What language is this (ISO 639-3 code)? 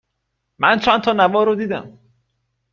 fas